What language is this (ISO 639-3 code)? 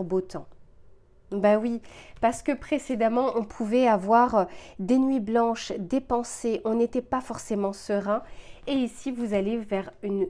fra